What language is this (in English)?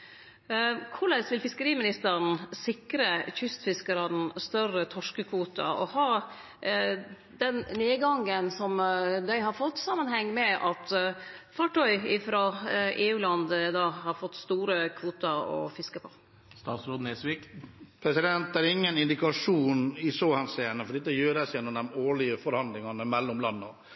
Norwegian